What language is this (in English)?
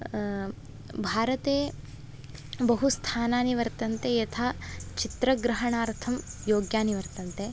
Sanskrit